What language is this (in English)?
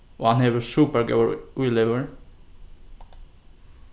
Faroese